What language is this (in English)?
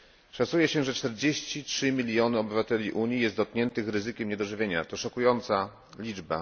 Polish